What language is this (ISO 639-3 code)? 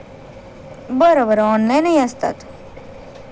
mar